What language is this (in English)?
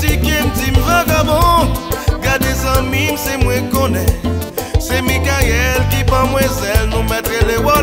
Korean